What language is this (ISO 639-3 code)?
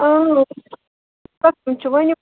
kas